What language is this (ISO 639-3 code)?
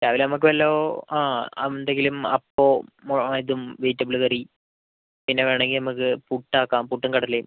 mal